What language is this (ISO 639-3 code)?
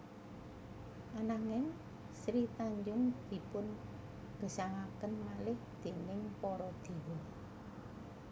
jav